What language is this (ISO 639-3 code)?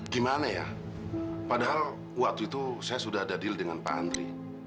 ind